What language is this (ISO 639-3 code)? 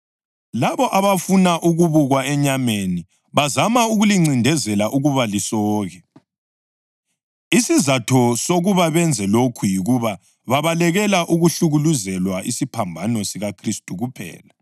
nde